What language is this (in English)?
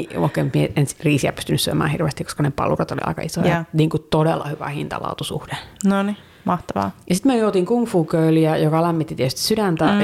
Finnish